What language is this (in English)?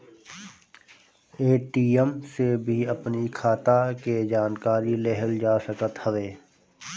Bhojpuri